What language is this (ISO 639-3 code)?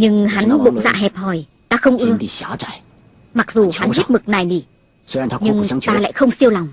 vie